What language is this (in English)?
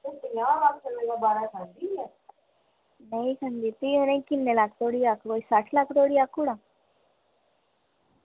Dogri